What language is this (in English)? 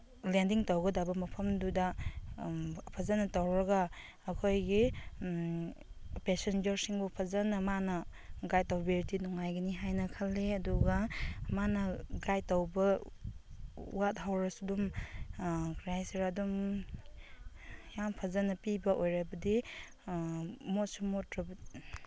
Manipuri